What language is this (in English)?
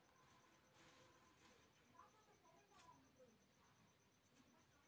Kannada